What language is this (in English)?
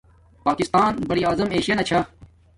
Domaaki